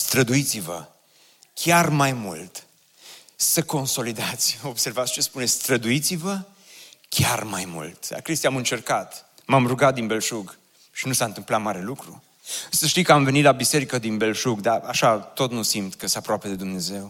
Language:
Romanian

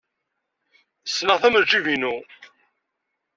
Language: Kabyle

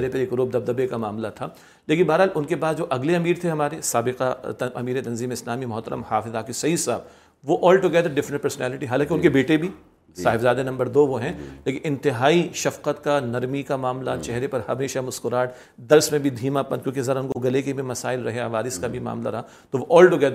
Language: Urdu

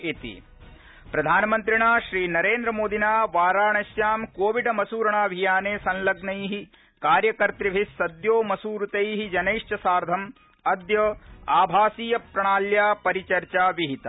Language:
Sanskrit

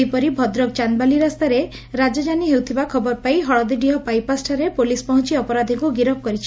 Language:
Odia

